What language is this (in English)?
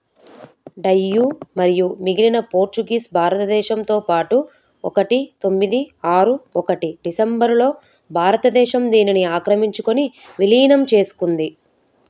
Telugu